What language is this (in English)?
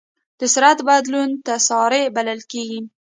Pashto